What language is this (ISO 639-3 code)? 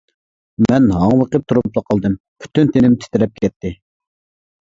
uig